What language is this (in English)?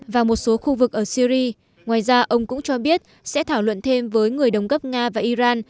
Vietnamese